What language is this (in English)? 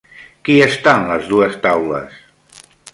Catalan